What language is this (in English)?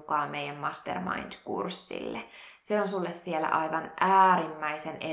Finnish